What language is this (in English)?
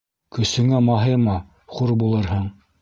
Bashkir